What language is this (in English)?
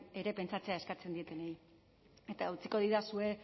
Basque